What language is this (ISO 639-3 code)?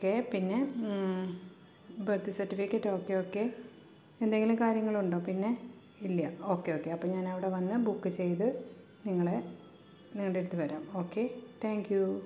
mal